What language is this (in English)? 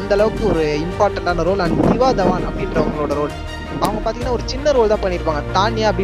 Tamil